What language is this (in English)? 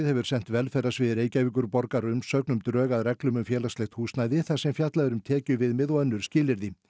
Icelandic